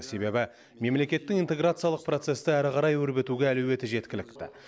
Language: Kazakh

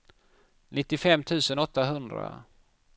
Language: Swedish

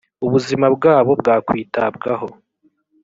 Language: Kinyarwanda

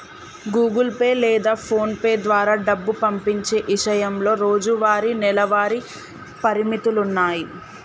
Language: Telugu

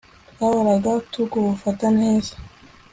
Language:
Kinyarwanda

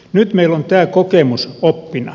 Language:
Finnish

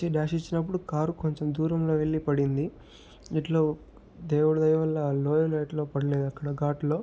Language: Telugu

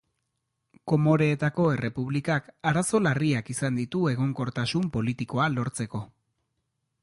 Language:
Basque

